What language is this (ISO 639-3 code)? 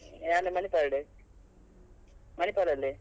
kan